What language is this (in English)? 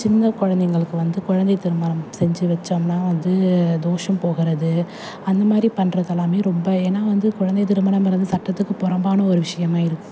Tamil